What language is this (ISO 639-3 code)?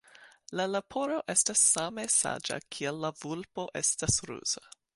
epo